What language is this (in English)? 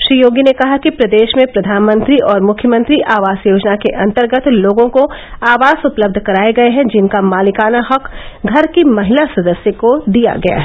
Hindi